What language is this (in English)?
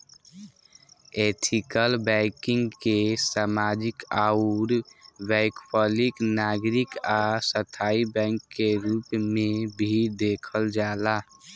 Bhojpuri